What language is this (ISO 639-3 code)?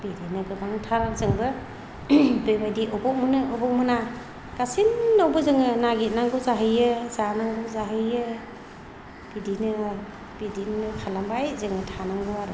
brx